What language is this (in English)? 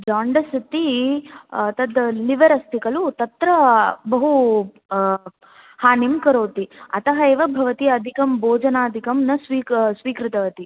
Sanskrit